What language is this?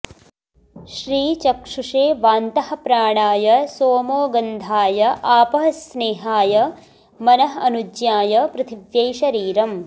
Sanskrit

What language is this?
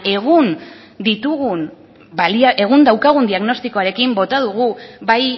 Basque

